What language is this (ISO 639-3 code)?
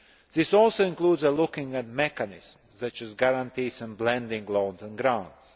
eng